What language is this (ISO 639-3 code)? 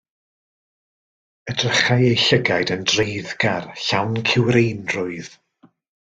cym